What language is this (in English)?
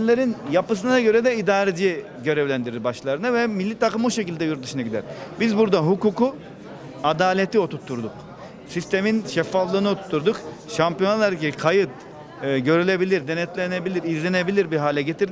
Turkish